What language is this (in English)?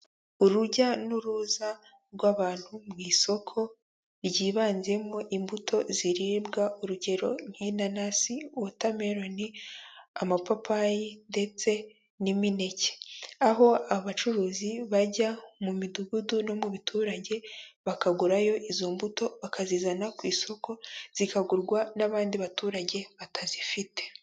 Kinyarwanda